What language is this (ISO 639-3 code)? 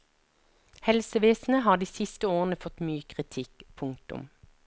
nor